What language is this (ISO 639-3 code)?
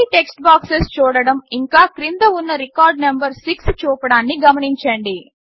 tel